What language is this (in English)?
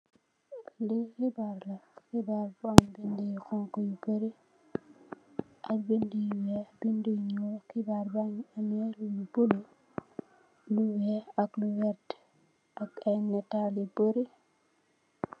Wolof